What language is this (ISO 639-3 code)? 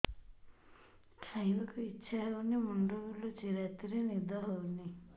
ori